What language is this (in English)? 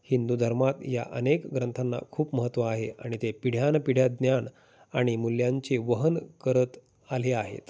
Marathi